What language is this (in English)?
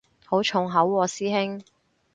Cantonese